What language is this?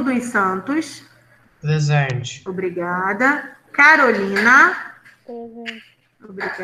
Portuguese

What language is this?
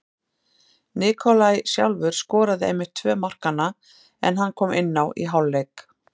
Icelandic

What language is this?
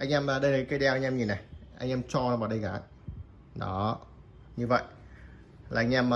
Vietnamese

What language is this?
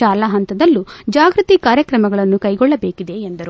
Kannada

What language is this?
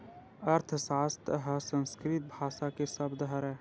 Chhattisgarhi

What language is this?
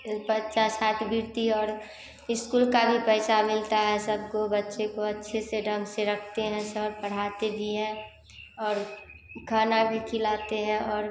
Hindi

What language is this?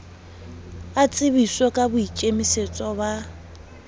Southern Sotho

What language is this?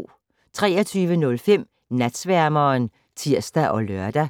Danish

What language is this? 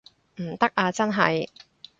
Cantonese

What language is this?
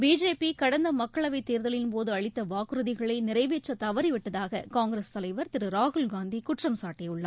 Tamil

